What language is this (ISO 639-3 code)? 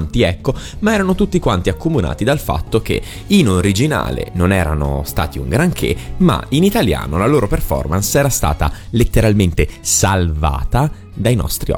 ita